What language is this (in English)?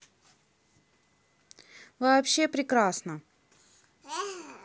Russian